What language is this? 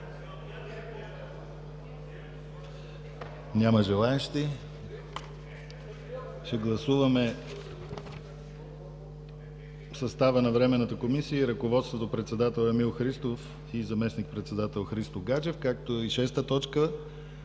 Bulgarian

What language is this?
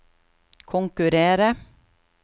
Norwegian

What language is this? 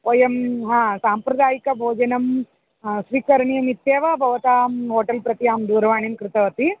Sanskrit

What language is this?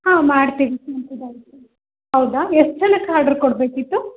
Kannada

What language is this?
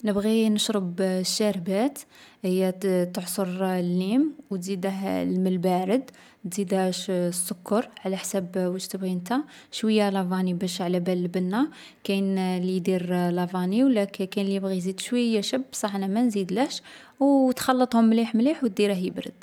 Algerian Arabic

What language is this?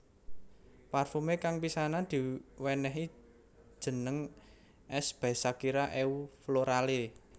Javanese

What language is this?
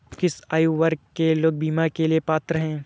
Hindi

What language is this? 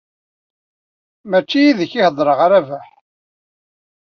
Kabyle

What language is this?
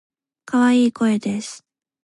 Japanese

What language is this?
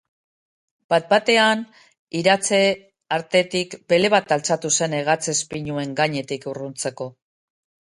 Basque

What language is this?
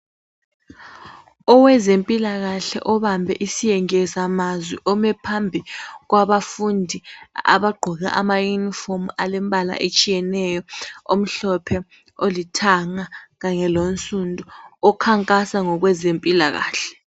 North Ndebele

